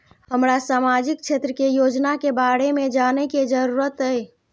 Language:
Maithili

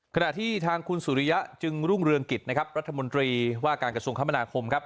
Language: Thai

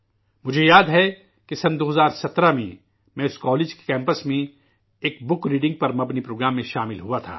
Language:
Urdu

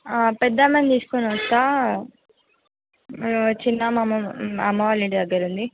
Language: Telugu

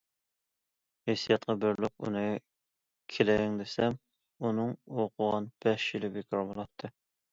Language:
Uyghur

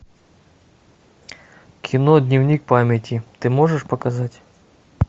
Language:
Russian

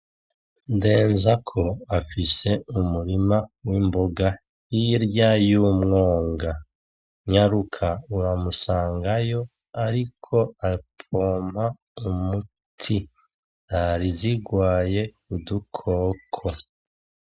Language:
Rundi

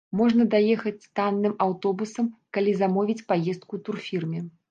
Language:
Belarusian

